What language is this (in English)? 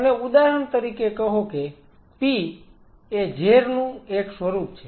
Gujarati